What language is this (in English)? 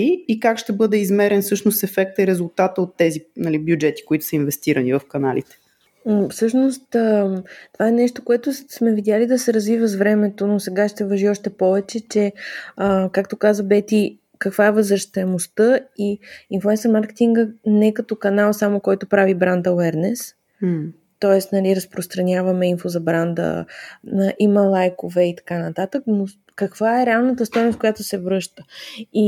Bulgarian